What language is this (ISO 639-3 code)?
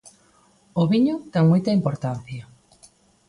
glg